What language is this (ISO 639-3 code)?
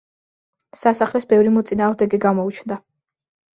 kat